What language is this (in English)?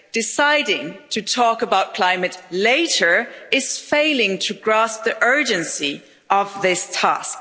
English